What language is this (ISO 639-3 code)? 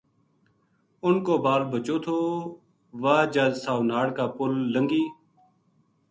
gju